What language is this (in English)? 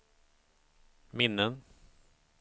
Swedish